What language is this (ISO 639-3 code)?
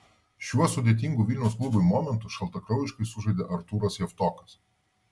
lit